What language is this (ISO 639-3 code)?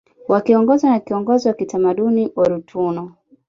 swa